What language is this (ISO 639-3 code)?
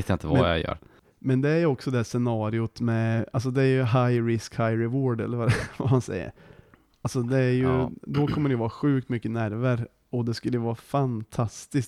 swe